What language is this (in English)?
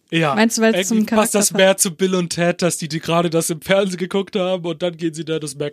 German